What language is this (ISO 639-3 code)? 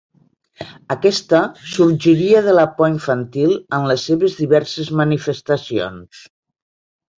cat